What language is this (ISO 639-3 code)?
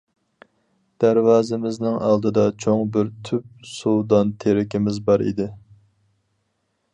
uig